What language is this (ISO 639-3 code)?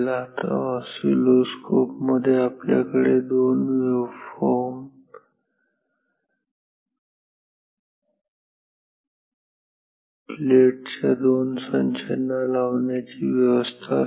mar